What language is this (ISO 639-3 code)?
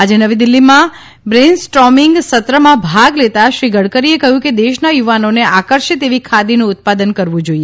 guj